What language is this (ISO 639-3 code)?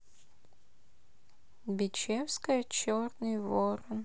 rus